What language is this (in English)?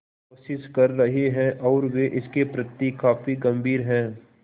Hindi